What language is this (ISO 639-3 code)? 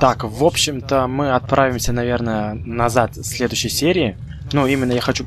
rus